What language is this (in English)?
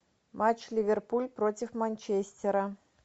Russian